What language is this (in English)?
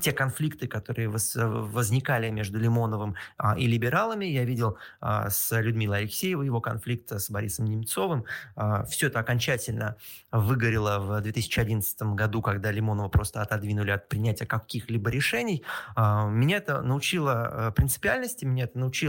Russian